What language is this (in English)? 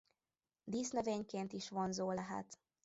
Hungarian